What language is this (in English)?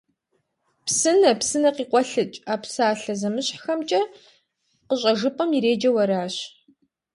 Kabardian